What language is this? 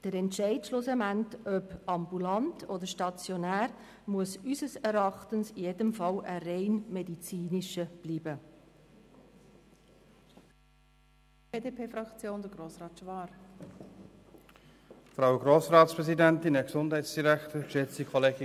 Swiss German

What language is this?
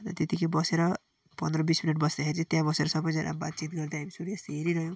Nepali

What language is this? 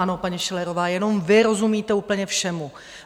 Czech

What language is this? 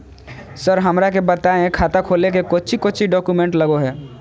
Magahi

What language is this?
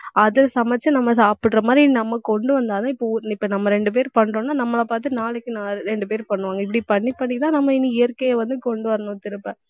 Tamil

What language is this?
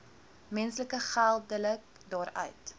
Afrikaans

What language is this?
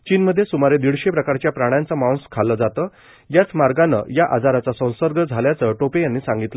Marathi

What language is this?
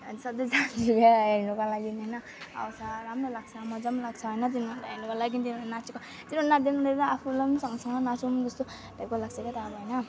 Nepali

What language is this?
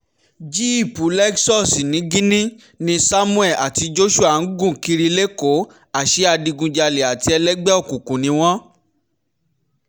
Yoruba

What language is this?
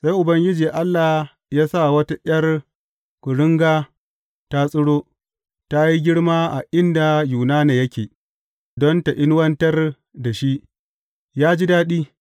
Hausa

